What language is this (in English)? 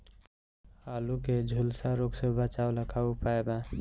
Bhojpuri